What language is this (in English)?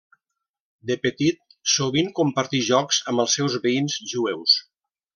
Catalan